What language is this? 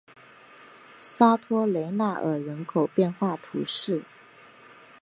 Chinese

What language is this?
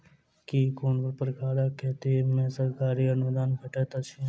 Maithili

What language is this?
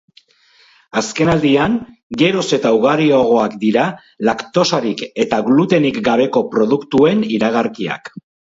Basque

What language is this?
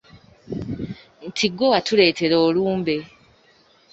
Ganda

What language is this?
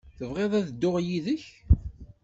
Kabyle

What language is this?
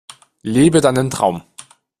German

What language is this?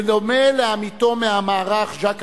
Hebrew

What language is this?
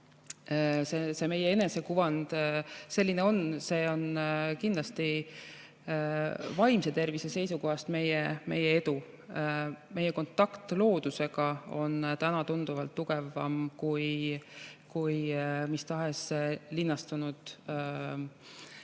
Estonian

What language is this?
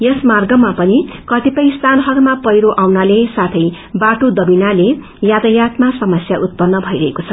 Nepali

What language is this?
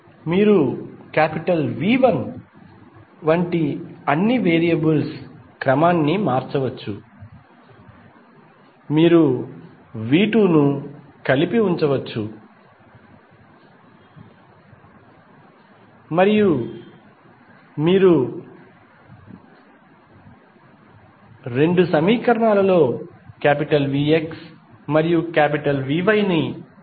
Telugu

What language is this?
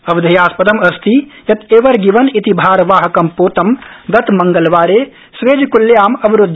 Sanskrit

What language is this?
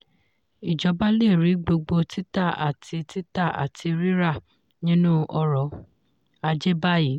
Yoruba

